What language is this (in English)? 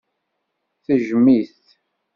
Kabyle